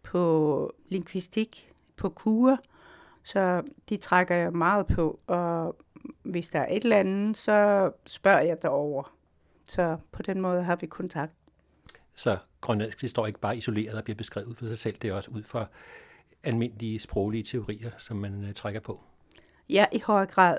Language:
Danish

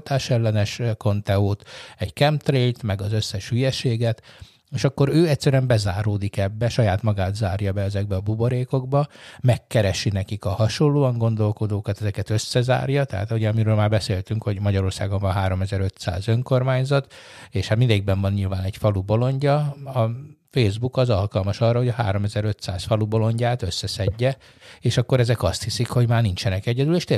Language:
Hungarian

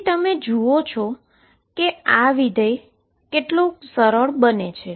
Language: Gujarati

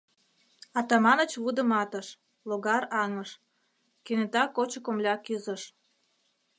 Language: Mari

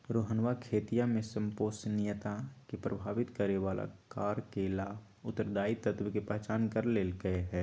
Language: Magahi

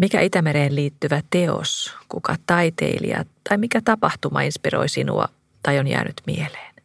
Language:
Finnish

